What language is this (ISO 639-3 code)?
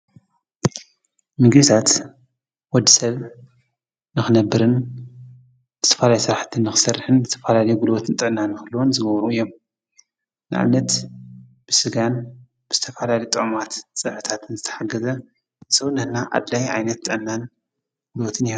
tir